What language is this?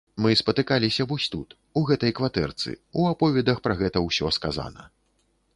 Belarusian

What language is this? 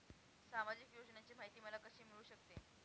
Marathi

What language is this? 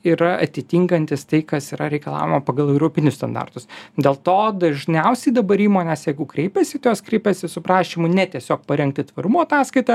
Lithuanian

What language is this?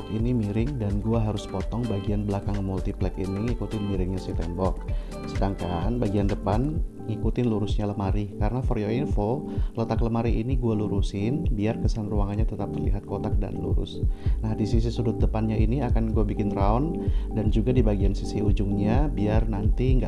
Indonesian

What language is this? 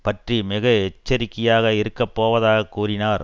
Tamil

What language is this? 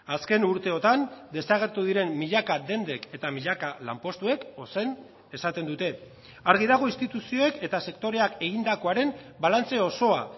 Basque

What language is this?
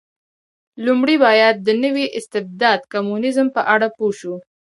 Pashto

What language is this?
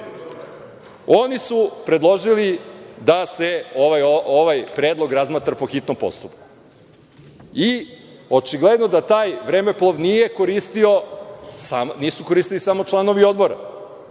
Serbian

